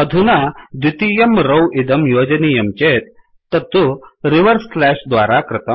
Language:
Sanskrit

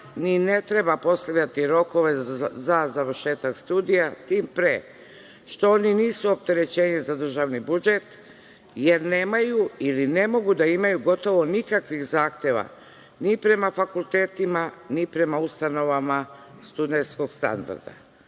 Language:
Serbian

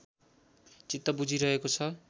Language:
Nepali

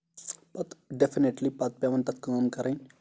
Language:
Kashmiri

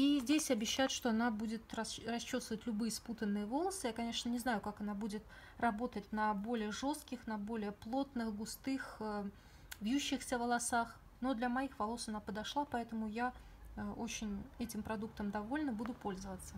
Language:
Russian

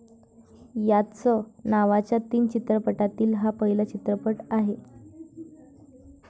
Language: Marathi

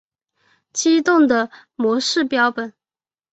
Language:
Chinese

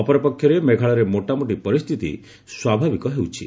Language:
Odia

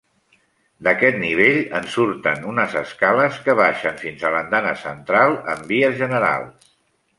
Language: Catalan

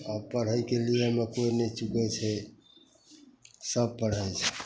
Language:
Maithili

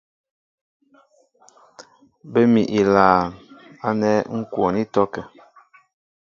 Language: Mbo (Cameroon)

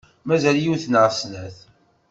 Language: Kabyle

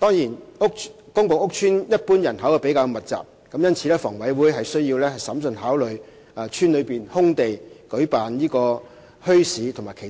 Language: Cantonese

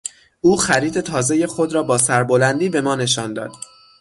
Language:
Persian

